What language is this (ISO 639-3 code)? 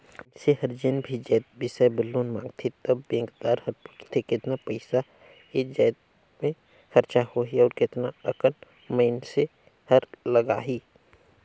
hne